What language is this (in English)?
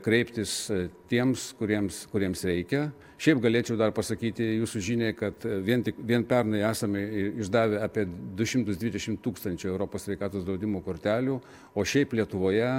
Lithuanian